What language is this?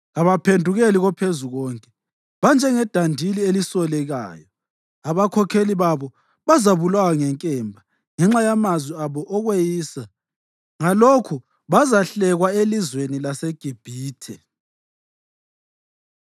North Ndebele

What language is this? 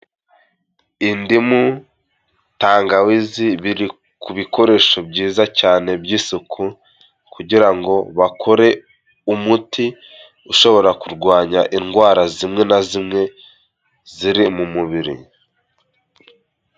Kinyarwanda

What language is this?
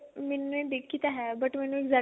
Punjabi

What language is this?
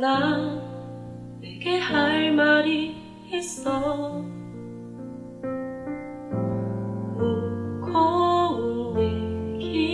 Dutch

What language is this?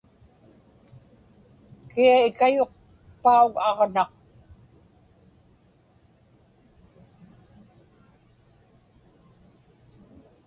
Inupiaq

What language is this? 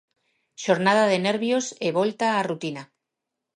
Galician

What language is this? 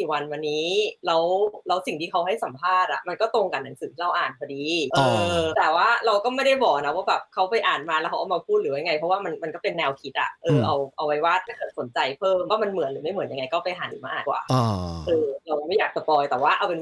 Thai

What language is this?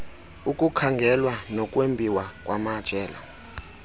Xhosa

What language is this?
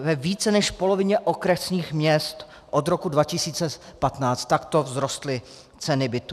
Czech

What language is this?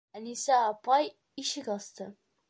Bashkir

